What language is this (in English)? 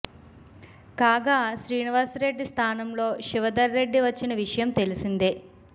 Telugu